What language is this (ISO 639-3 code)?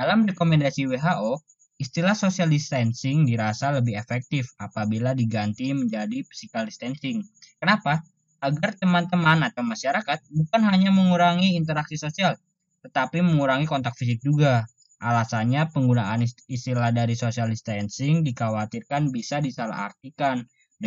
ind